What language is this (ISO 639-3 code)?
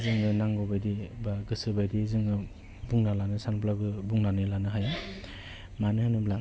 brx